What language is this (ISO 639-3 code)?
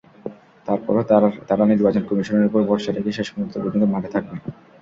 ben